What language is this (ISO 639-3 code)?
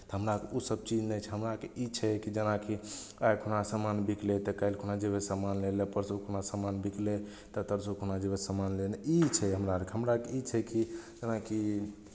mai